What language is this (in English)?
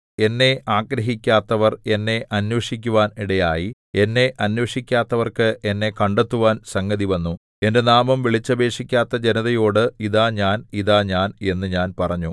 Malayalam